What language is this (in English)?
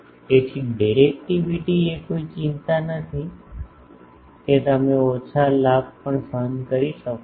Gujarati